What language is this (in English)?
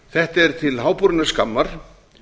Icelandic